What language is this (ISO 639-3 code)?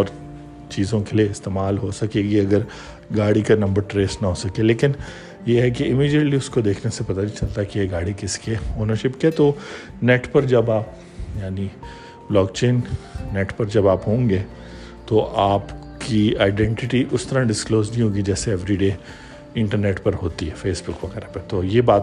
urd